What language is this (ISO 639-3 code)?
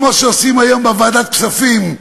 heb